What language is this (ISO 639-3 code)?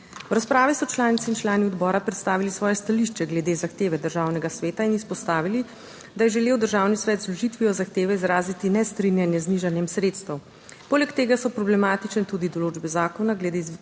slv